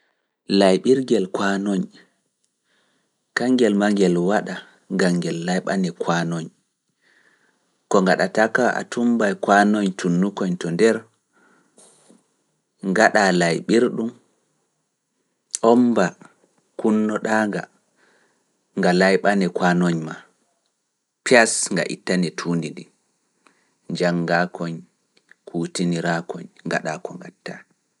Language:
Fula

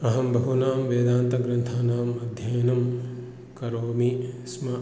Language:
Sanskrit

